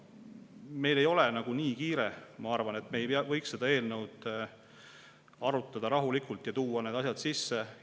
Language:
Estonian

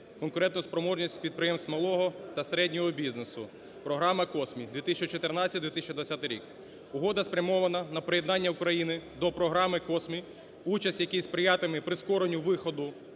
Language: Ukrainian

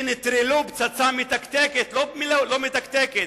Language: Hebrew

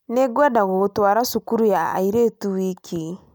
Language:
Kikuyu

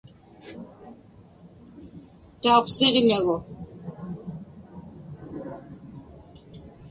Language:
Inupiaq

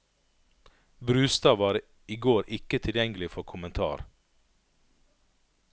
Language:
Norwegian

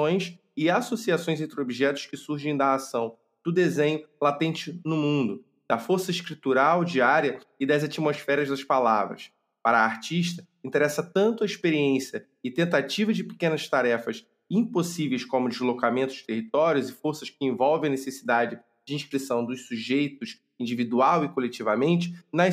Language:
Portuguese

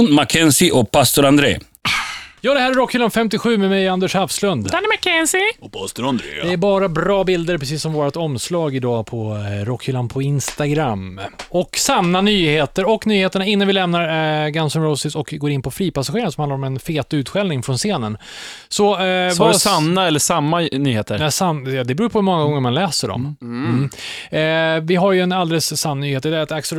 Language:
Swedish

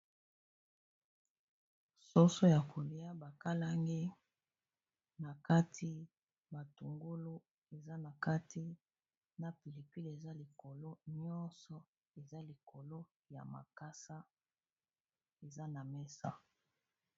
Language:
Lingala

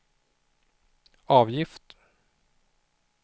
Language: Swedish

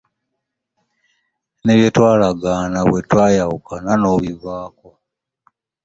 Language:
Ganda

